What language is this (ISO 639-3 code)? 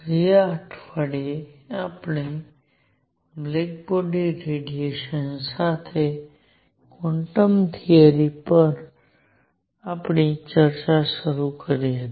guj